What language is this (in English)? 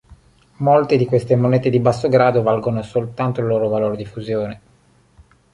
Italian